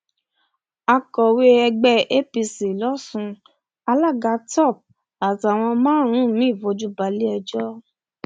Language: Yoruba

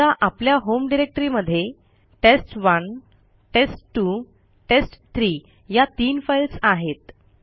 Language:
Marathi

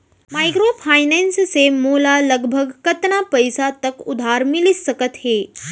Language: Chhattisgarhi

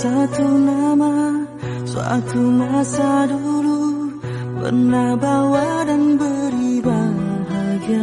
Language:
Indonesian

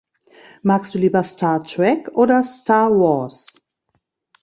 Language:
German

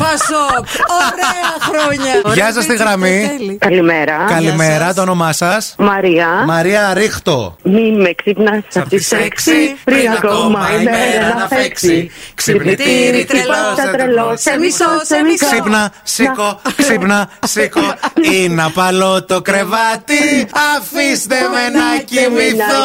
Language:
Greek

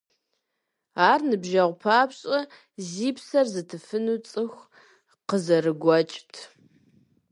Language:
Kabardian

